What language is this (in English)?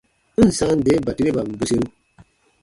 Baatonum